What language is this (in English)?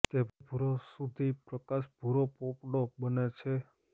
Gujarati